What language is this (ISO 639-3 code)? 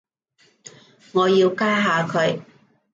yue